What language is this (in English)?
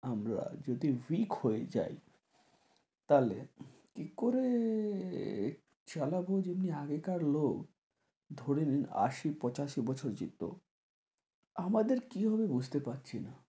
Bangla